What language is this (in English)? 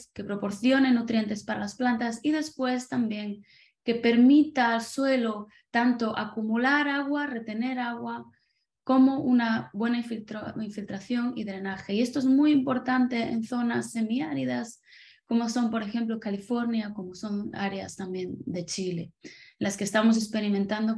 Spanish